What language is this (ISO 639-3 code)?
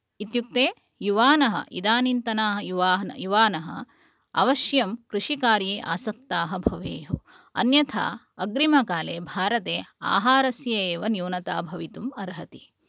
san